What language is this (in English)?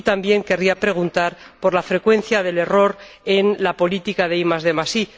Spanish